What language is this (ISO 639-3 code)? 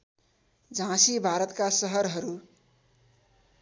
nep